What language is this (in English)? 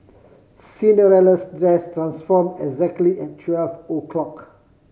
English